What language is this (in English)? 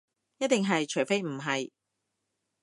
Cantonese